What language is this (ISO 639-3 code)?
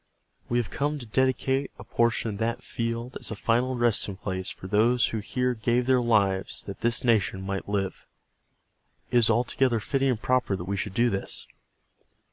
eng